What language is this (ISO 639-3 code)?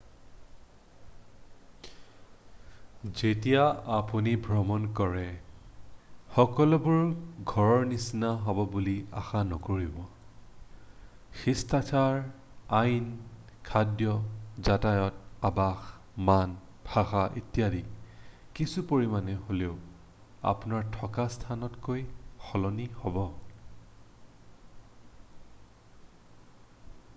asm